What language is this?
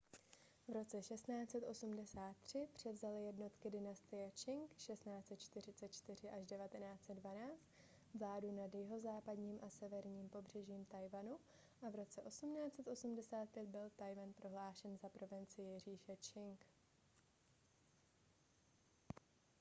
Czech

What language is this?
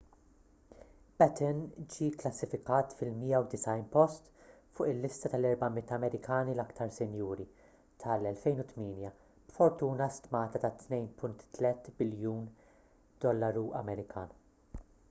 Maltese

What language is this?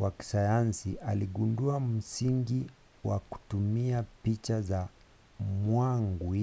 Swahili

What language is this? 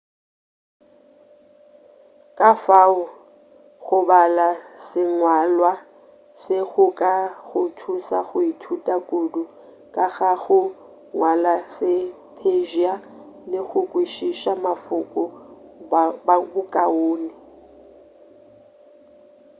Northern Sotho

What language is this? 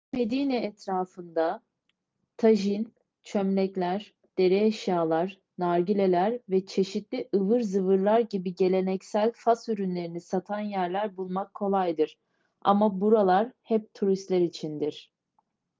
Turkish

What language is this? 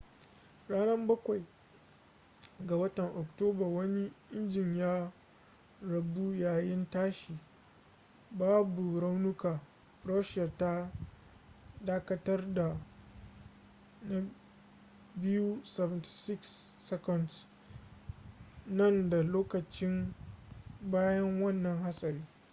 Hausa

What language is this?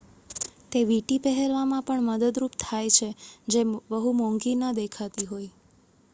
Gujarati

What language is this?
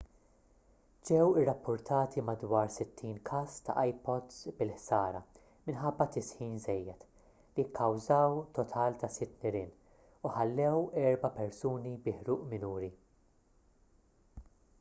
Maltese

